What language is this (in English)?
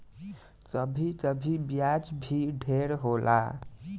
Bhojpuri